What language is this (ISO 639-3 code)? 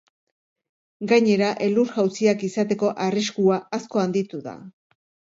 eus